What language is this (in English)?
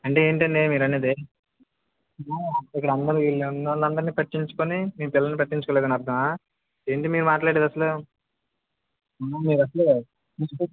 Telugu